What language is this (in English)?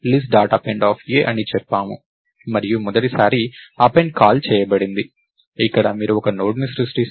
Telugu